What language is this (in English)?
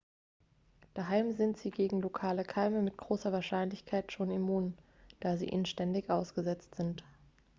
German